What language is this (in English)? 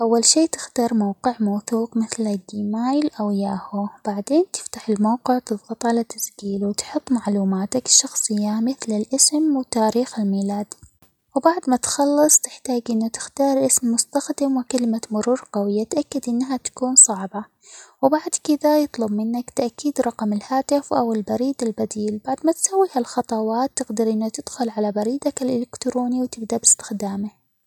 Omani Arabic